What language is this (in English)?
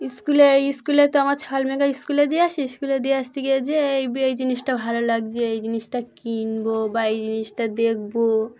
Bangla